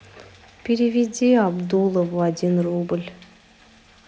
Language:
Russian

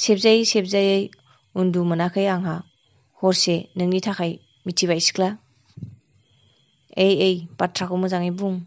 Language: Thai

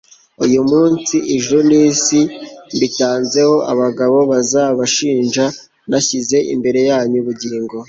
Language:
Kinyarwanda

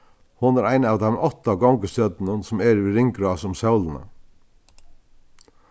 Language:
Faroese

